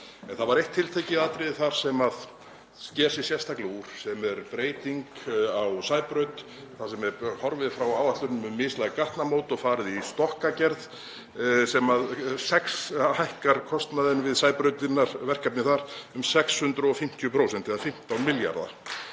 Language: Icelandic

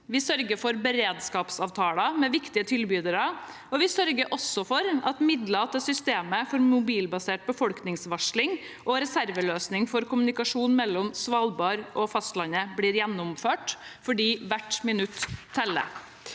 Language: Norwegian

